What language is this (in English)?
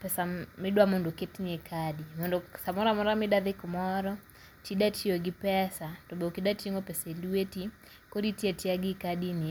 Luo (Kenya and Tanzania)